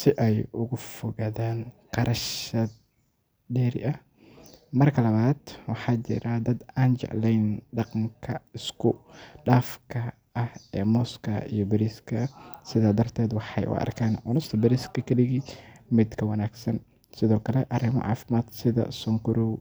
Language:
Somali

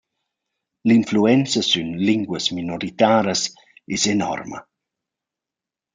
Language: Romansh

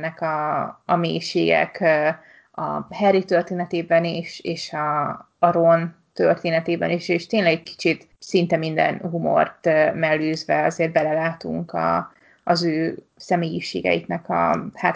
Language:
Hungarian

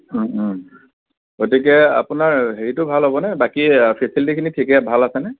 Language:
Assamese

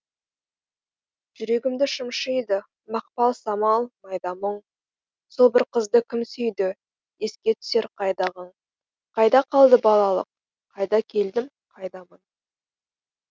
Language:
Kazakh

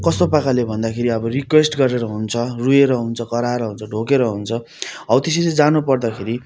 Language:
Nepali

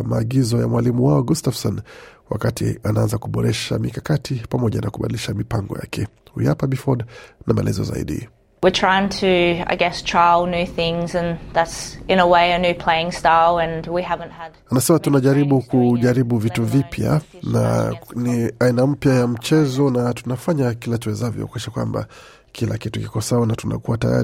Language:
Swahili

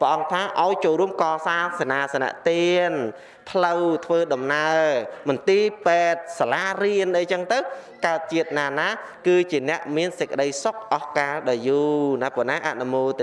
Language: Vietnamese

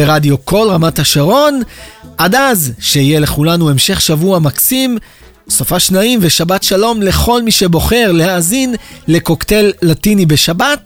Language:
Hebrew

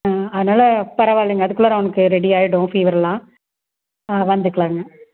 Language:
Tamil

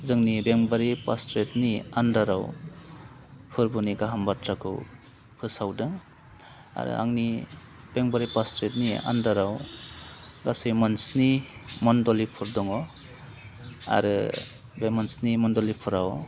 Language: Bodo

